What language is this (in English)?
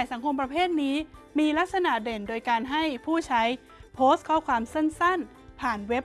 Thai